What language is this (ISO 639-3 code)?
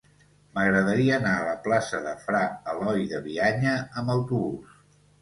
cat